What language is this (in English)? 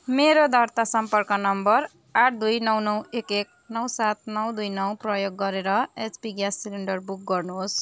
Nepali